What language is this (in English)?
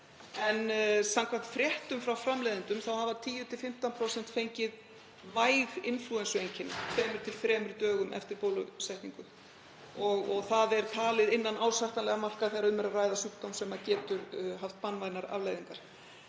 Icelandic